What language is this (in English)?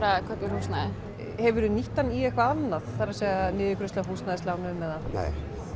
Icelandic